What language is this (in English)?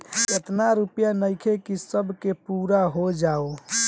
Bhojpuri